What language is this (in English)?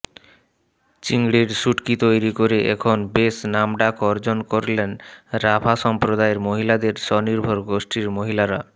Bangla